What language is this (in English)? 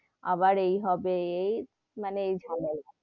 Bangla